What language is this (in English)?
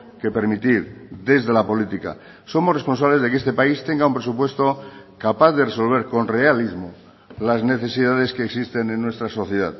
Spanish